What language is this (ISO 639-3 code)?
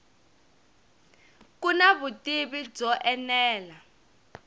tso